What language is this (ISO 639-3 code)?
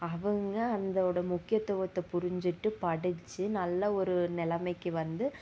tam